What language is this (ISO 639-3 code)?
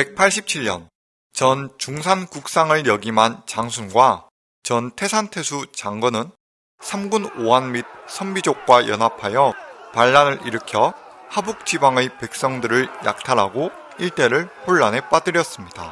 kor